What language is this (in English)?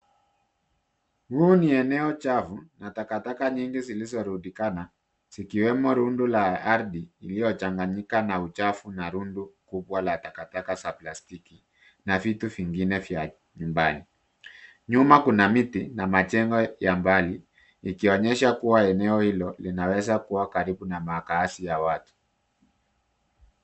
Swahili